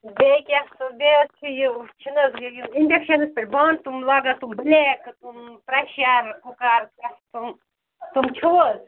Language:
Kashmiri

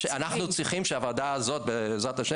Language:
Hebrew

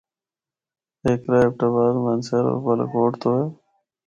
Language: Northern Hindko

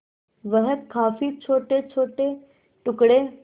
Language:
Hindi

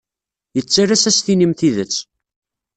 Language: Kabyle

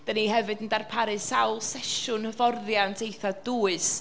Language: Welsh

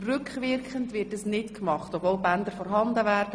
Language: Swiss German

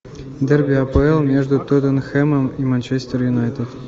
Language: Russian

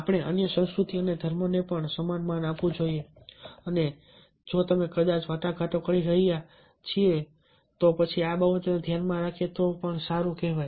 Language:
Gujarati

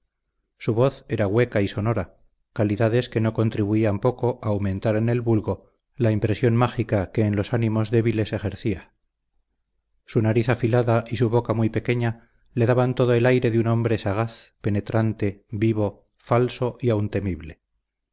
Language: Spanish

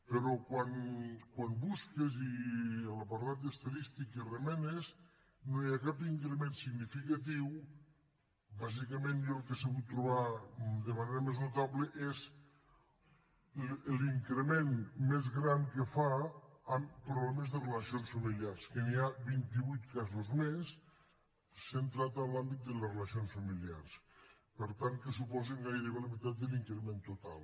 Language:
Catalan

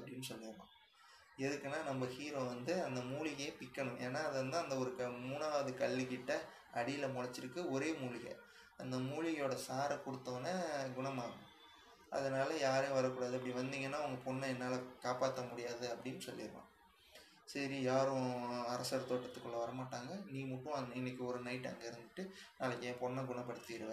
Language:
Tamil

